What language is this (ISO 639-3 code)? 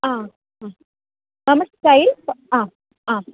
san